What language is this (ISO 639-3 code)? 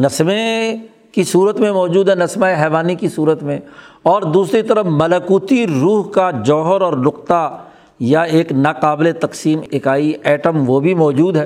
urd